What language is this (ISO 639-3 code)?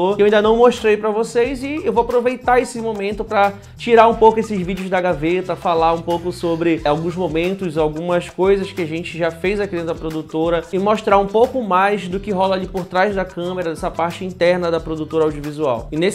por